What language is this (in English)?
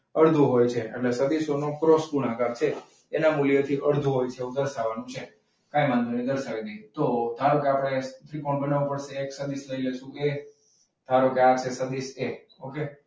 Gujarati